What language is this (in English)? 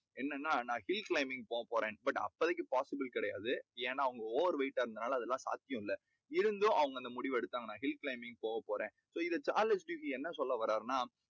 Tamil